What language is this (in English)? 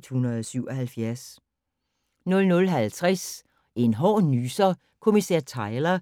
Danish